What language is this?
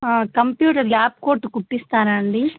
Telugu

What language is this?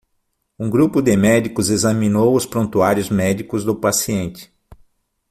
Portuguese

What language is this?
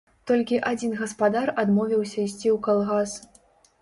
Belarusian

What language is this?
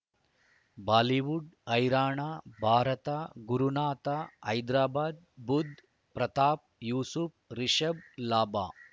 Kannada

